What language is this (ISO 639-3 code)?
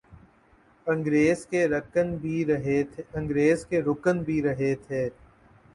urd